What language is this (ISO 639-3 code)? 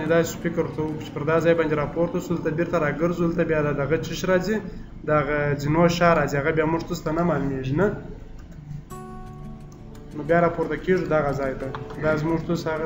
ron